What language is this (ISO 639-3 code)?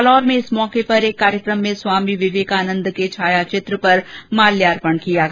hin